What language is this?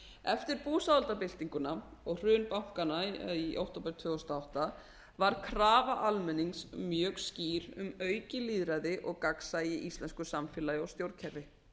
Icelandic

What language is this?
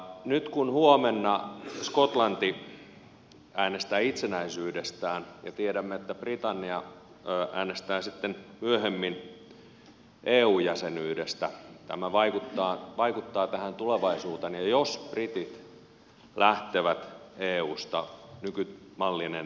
Finnish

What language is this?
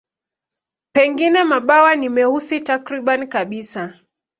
Swahili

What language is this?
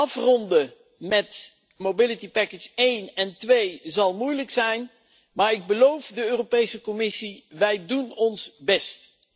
Dutch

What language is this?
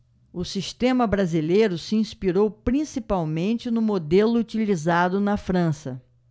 Portuguese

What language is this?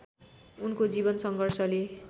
Nepali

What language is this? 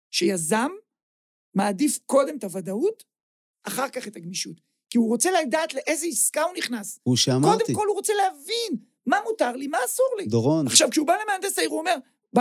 Hebrew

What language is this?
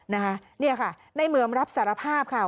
Thai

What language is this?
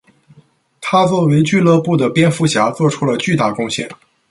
Chinese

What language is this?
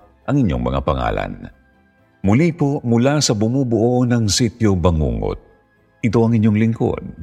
Filipino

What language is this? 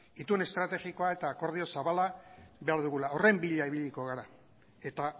Basque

